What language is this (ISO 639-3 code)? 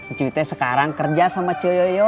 ind